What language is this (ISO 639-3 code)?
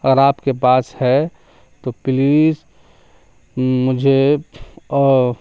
urd